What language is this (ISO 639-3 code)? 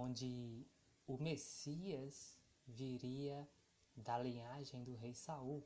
por